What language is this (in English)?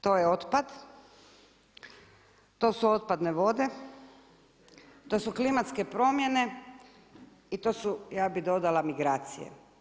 Croatian